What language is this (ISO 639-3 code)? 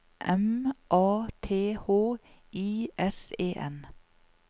nor